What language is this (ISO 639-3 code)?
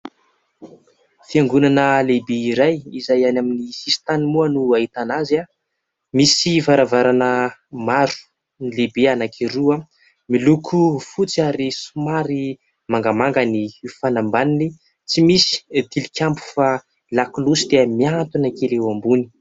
mlg